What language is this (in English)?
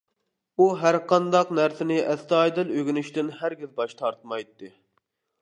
Uyghur